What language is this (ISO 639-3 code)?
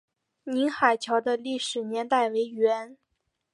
zho